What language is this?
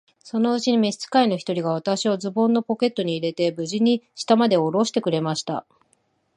Japanese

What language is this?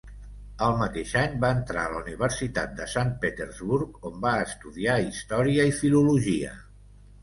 Catalan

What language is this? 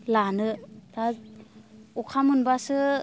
Bodo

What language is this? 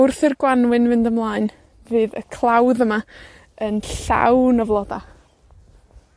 Welsh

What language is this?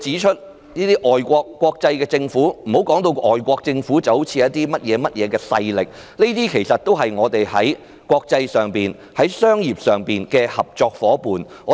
Cantonese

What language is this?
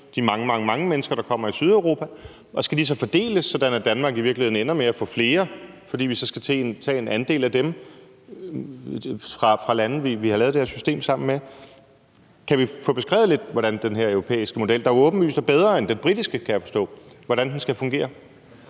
Danish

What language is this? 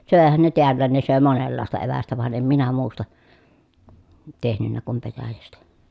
Finnish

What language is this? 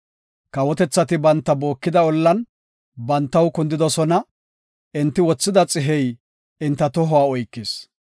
Gofa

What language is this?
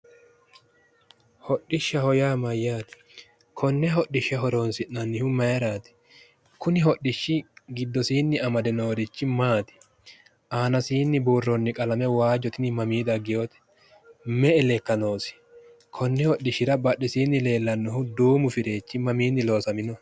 Sidamo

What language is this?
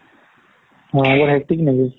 Assamese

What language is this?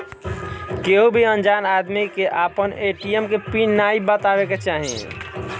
Bhojpuri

